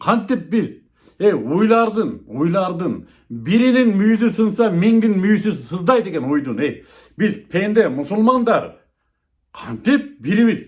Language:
Turkish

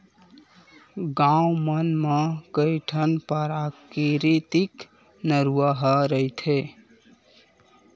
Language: Chhattisgarhi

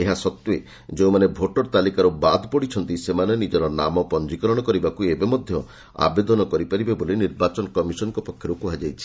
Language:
Odia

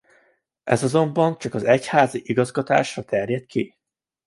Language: Hungarian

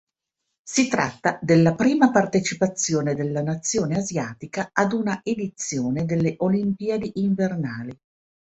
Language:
Italian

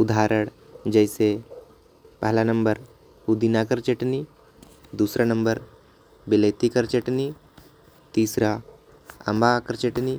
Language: Korwa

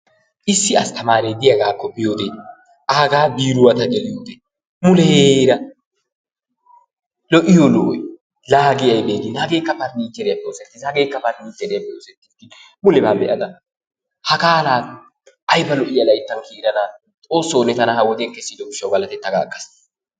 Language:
Wolaytta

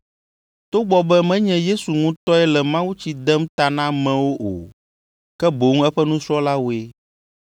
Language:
Ewe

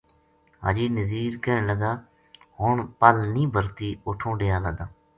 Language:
Gujari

